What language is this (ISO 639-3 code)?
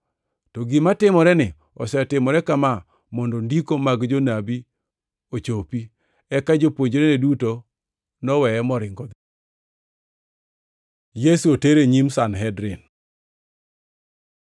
luo